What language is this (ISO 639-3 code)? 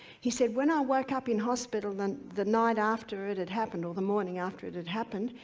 eng